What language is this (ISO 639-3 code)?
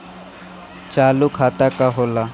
bho